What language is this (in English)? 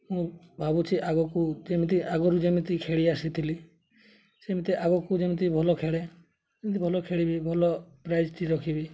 Odia